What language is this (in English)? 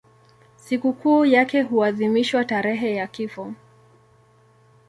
Swahili